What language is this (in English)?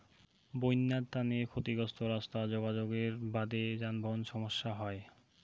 Bangla